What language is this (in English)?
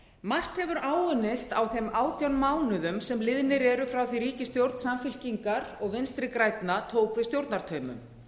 Icelandic